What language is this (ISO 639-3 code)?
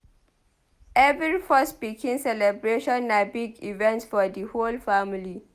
pcm